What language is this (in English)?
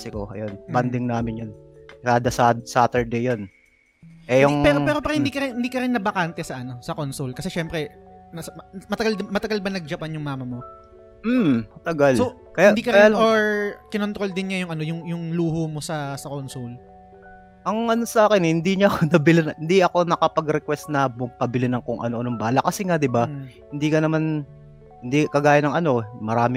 Filipino